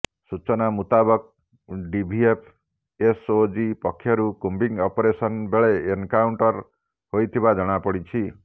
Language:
Odia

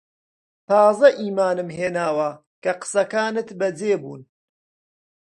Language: Central Kurdish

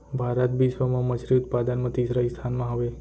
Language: Chhattisgarhi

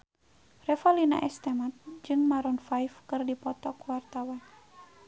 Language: Sundanese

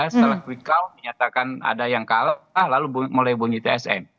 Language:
Indonesian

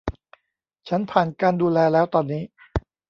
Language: Thai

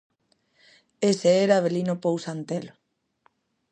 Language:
Galician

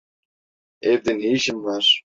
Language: Turkish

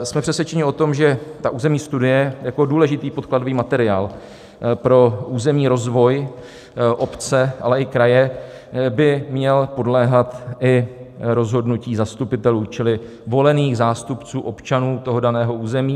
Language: Czech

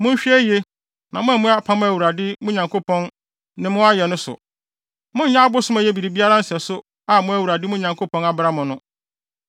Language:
Akan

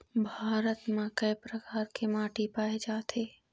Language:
Chhattisgarhi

